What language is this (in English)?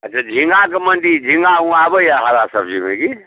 Maithili